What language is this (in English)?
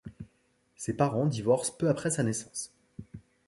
French